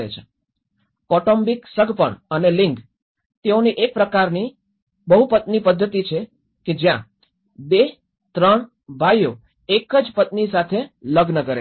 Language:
Gujarati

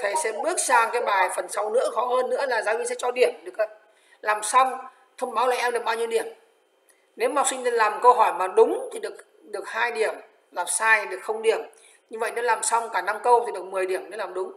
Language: Vietnamese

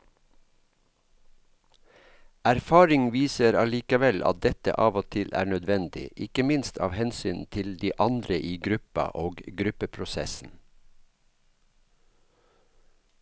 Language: Norwegian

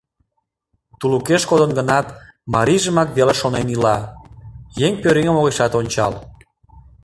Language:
Mari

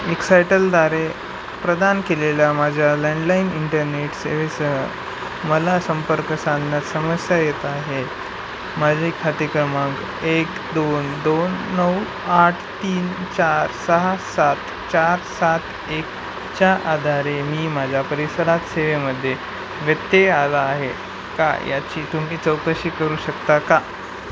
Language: Marathi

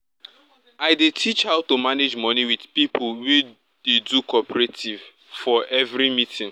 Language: Nigerian Pidgin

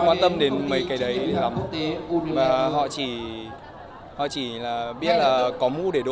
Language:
Vietnamese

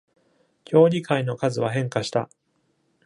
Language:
Japanese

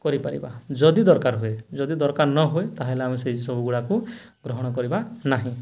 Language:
Odia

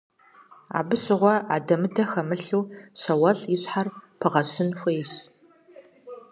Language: Kabardian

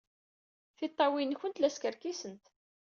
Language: Kabyle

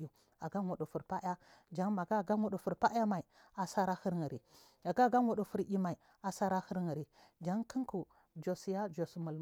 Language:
Marghi South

